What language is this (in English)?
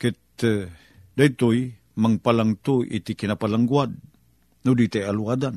Filipino